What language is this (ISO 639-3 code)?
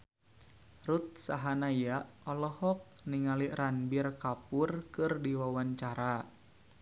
sun